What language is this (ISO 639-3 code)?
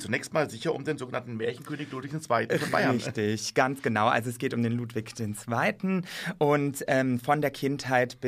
deu